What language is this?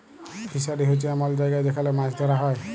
Bangla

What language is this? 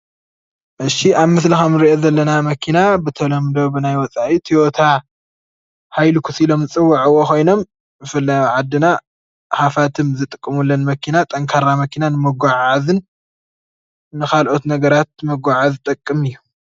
Tigrinya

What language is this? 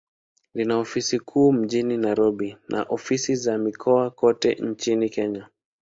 Swahili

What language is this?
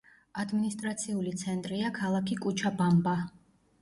Georgian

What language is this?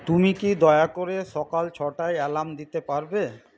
Bangla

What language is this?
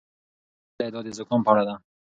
Pashto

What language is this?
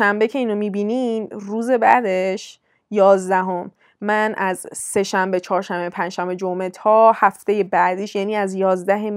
Persian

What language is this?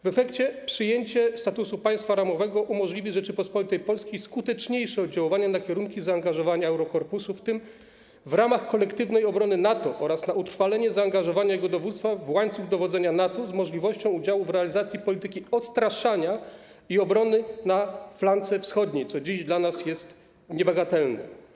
Polish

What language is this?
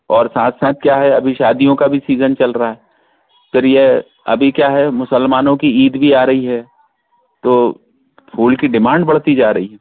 Hindi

